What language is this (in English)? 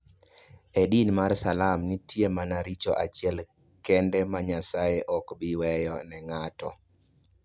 Luo (Kenya and Tanzania)